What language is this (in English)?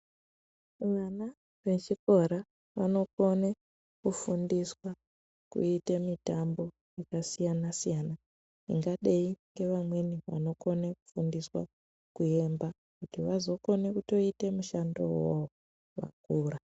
Ndau